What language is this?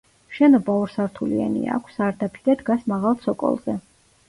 Georgian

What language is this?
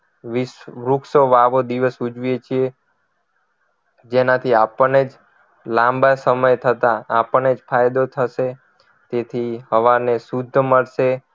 Gujarati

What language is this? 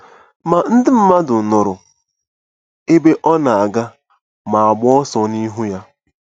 Igbo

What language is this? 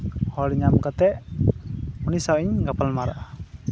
Santali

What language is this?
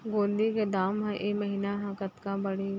Chhattisgarhi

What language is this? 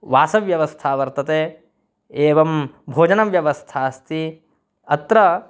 Sanskrit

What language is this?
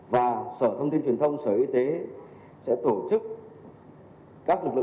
Vietnamese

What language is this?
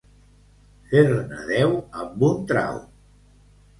Catalan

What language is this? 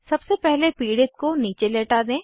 Hindi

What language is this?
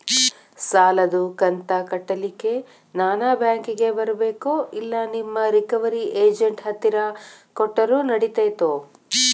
Kannada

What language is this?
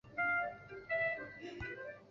Chinese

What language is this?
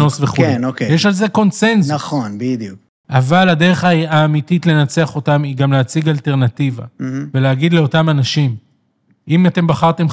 Hebrew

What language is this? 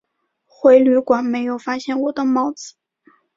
Chinese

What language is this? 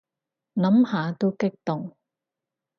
Cantonese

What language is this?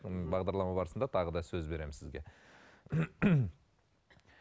Kazakh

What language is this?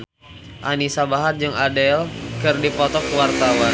Sundanese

